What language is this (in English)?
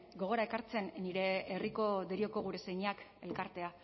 Basque